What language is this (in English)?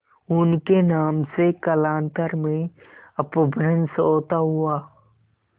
Hindi